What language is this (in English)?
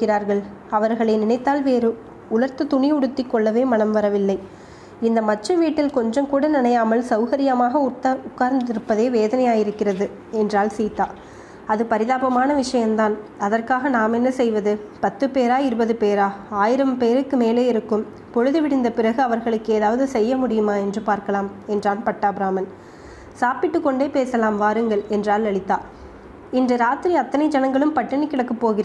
Tamil